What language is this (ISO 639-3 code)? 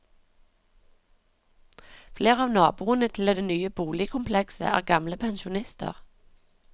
nor